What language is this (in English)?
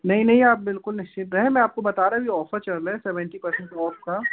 Hindi